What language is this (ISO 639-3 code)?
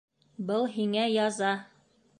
bak